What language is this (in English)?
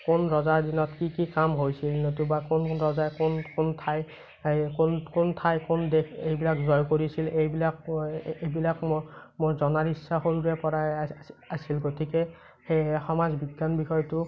Assamese